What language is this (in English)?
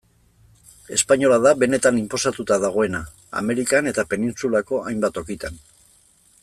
Basque